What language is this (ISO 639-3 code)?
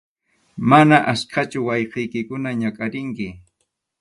qxu